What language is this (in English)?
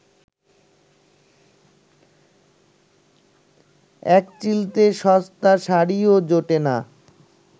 Bangla